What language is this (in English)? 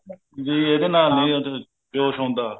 Punjabi